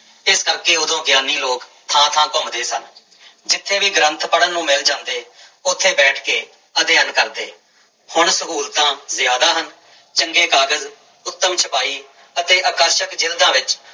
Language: Punjabi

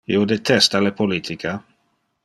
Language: Interlingua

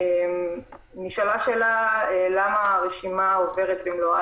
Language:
Hebrew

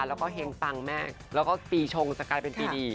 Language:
Thai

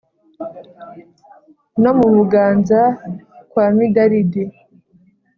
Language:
Kinyarwanda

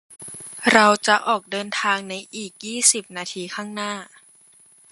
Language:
Thai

